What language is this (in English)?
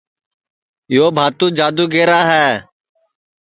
Sansi